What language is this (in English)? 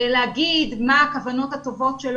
Hebrew